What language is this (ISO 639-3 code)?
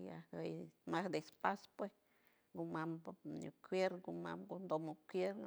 hue